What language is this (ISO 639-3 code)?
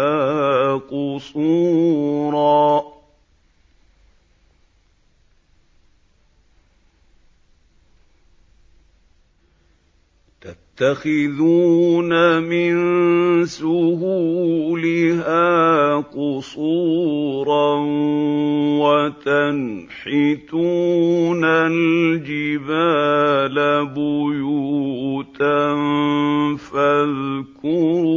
ara